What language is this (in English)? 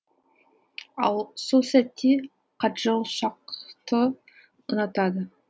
Kazakh